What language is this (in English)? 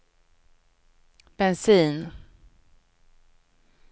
Swedish